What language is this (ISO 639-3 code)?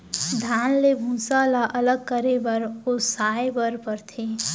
hne